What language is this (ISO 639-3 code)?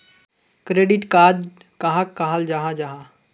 mag